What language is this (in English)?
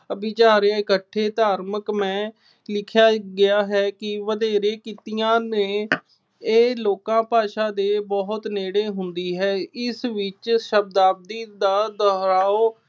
Punjabi